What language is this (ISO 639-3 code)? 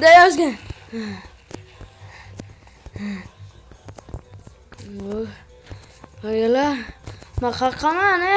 tur